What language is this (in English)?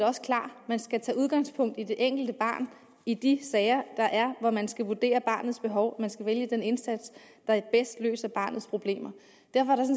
Danish